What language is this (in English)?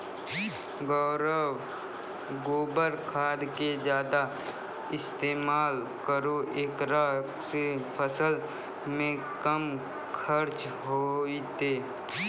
Maithili